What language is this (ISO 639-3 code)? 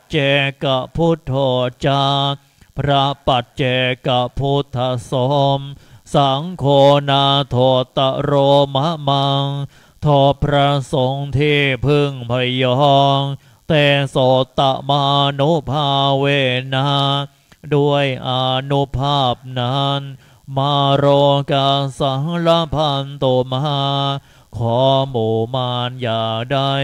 tha